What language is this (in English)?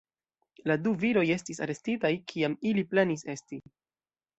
Esperanto